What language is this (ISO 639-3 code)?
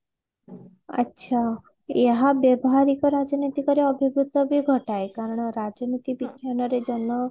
ori